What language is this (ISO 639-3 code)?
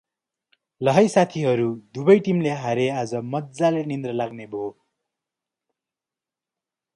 nep